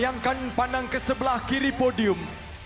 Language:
Indonesian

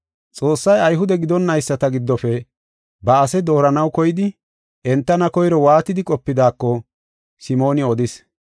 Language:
Gofa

